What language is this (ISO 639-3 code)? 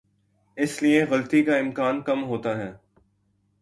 urd